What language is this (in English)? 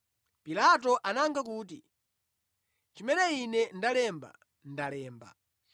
Nyanja